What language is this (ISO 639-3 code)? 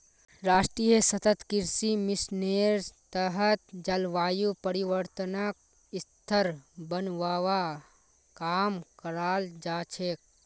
mag